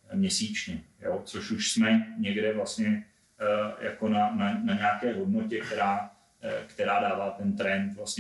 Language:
Czech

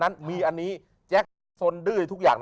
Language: Thai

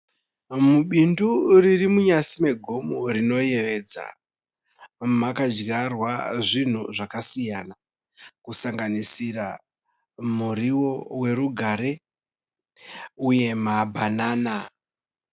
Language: Shona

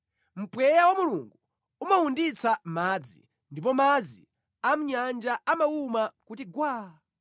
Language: Nyanja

